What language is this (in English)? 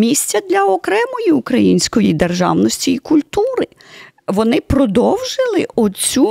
Ukrainian